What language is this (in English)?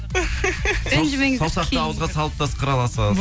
Kazakh